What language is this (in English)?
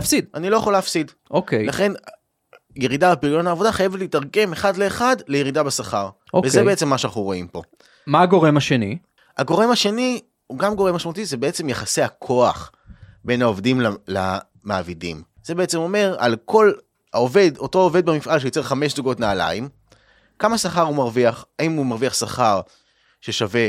Hebrew